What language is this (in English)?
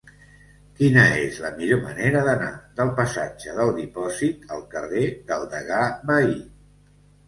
Catalan